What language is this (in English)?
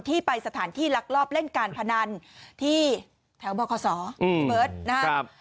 Thai